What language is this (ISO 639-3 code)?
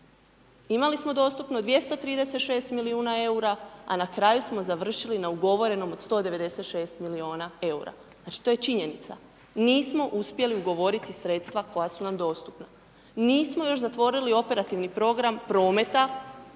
hrv